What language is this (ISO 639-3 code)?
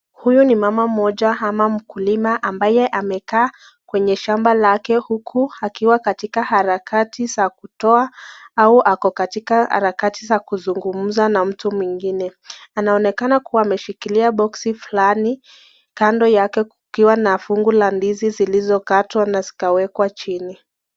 swa